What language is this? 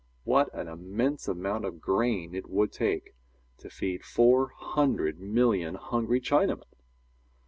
English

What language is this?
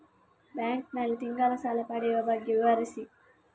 Kannada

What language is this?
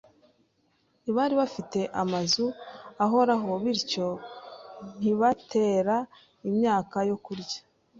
Kinyarwanda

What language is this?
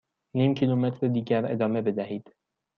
Persian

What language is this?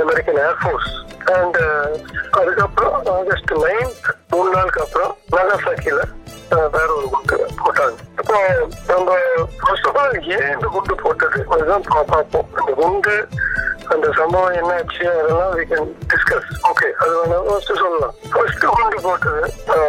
Tamil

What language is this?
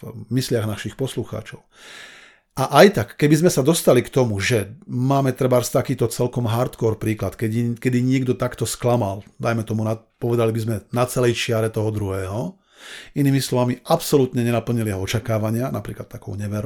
Slovak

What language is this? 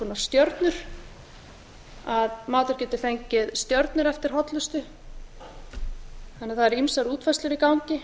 Icelandic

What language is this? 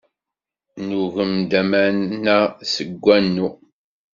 Kabyle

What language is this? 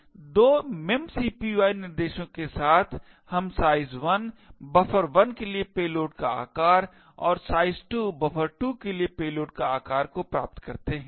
Hindi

